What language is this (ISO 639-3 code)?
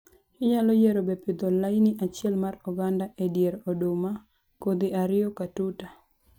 luo